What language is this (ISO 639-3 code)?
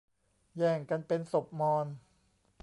tha